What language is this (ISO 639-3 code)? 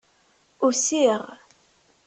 kab